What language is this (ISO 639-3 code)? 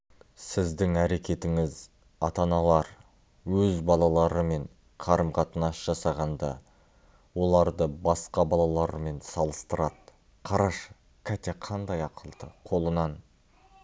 kaz